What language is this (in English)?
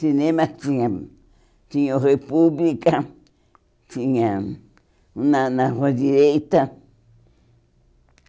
Portuguese